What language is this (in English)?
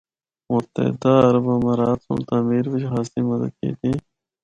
Northern Hindko